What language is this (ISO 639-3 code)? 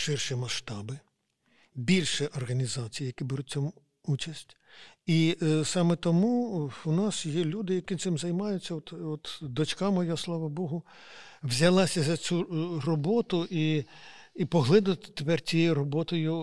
ukr